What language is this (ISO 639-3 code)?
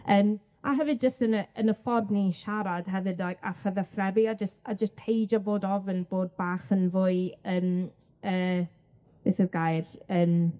cym